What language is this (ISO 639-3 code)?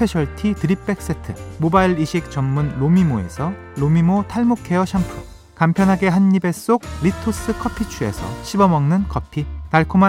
kor